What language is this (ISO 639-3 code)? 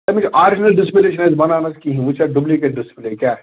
kas